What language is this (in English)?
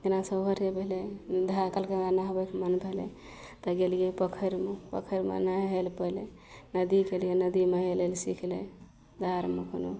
Maithili